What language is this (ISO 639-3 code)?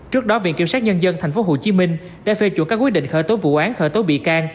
vie